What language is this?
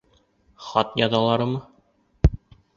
Bashkir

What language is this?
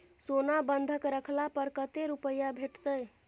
Maithili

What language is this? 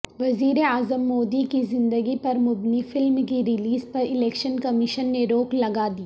Urdu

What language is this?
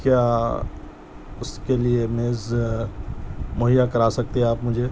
Urdu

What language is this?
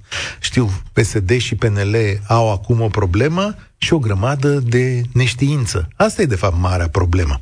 Romanian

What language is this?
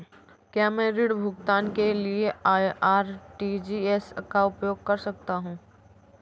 Hindi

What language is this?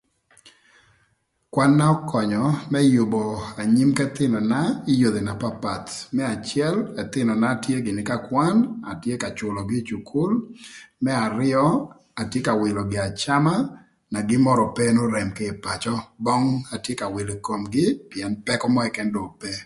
Thur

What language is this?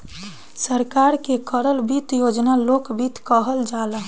Bhojpuri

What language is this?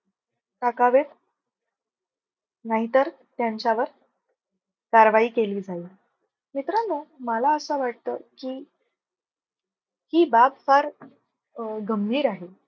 Marathi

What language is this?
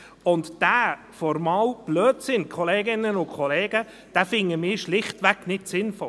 Swiss German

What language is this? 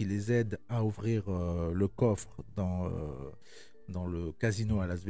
French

